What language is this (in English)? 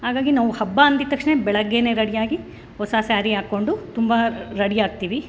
Kannada